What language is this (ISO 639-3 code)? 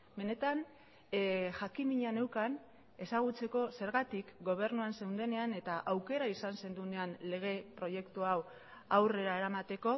eus